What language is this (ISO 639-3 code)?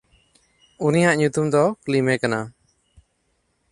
sat